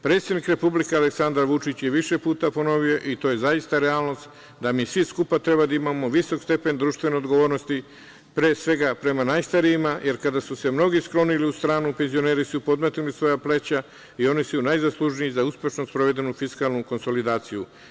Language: Serbian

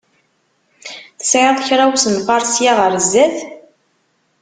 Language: Kabyle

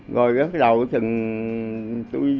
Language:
Vietnamese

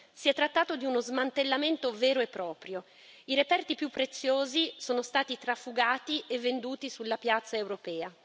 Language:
Italian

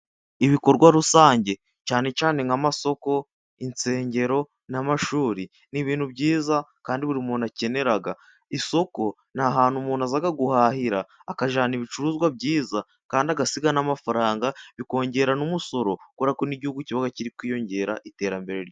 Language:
Kinyarwanda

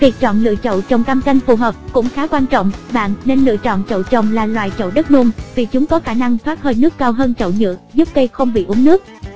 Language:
Vietnamese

